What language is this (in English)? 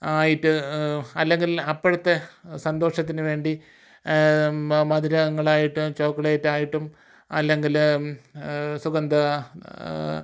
Malayalam